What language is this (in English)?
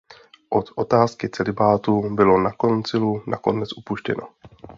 Czech